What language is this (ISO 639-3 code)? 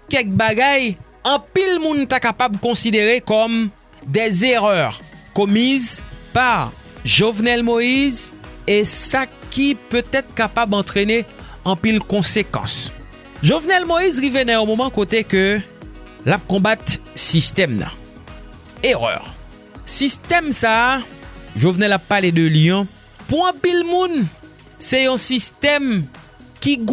fra